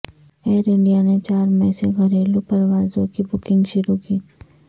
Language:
Urdu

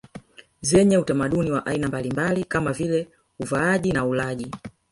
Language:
Swahili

